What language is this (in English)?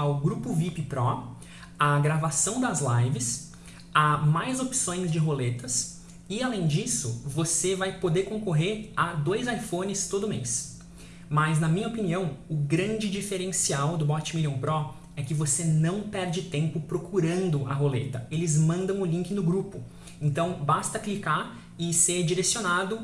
Portuguese